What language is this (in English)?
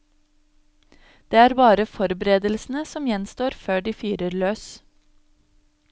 Norwegian